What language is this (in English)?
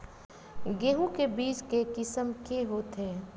Chhattisgarhi